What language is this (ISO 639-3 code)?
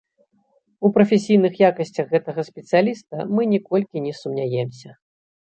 bel